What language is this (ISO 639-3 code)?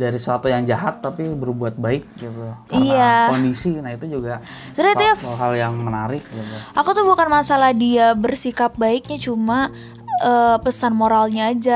ind